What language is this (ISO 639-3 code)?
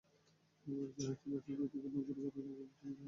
ben